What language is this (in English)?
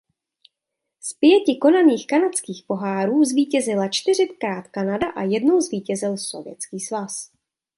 Czech